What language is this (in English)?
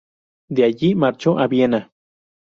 Spanish